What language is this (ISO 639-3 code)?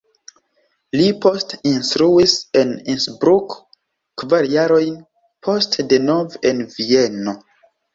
epo